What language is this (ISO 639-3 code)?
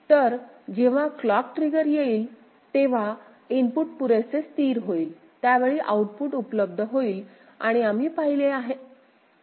mar